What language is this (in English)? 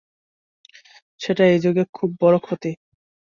Bangla